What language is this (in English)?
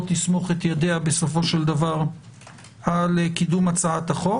Hebrew